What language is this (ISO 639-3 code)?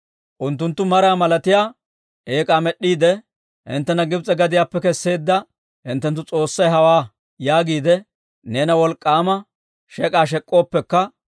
dwr